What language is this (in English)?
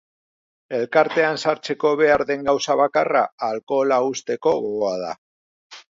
Basque